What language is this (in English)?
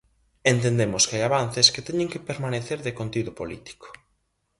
Galician